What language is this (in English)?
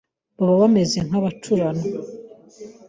Kinyarwanda